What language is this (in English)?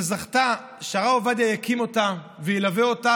Hebrew